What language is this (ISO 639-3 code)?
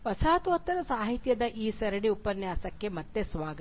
kan